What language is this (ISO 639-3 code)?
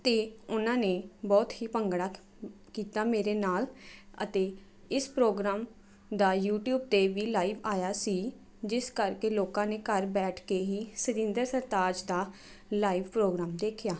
pan